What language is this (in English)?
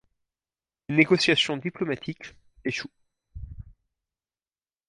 French